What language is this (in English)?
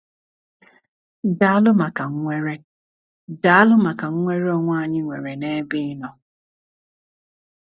Igbo